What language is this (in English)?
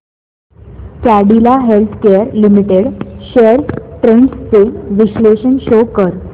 Marathi